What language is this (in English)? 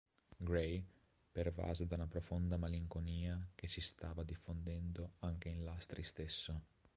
Italian